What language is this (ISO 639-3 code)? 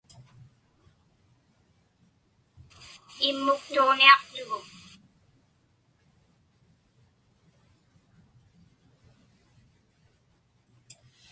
ipk